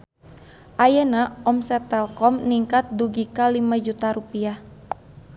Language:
Sundanese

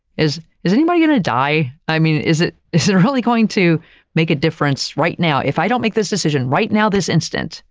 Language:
English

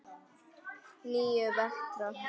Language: Icelandic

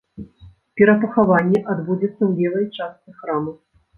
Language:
Belarusian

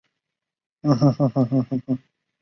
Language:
Chinese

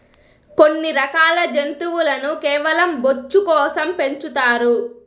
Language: Telugu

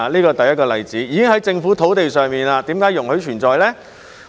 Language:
Cantonese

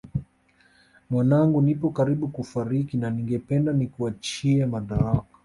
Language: Swahili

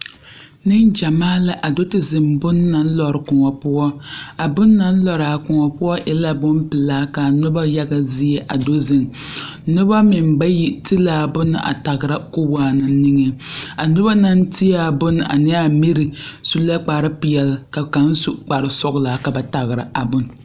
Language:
Southern Dagaare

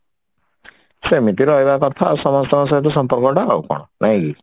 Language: Odia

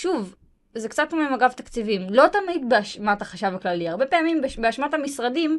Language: Hebrew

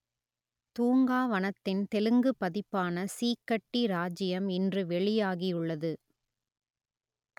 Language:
Tamil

